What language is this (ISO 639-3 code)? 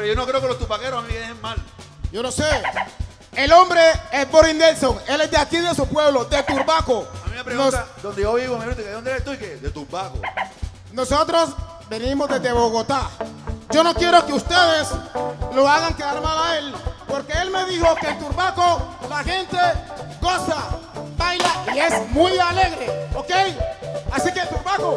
spa